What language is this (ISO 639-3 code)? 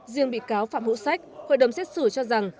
vie